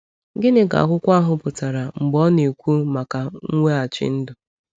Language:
Igbo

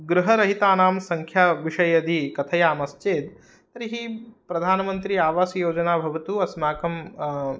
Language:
Sanskrit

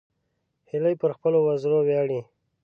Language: Pashto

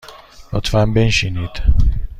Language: Persian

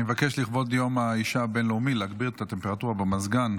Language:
Hebrew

